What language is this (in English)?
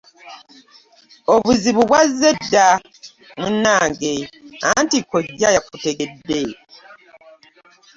Ganda